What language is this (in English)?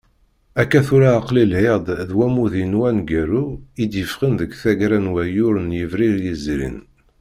Kabyle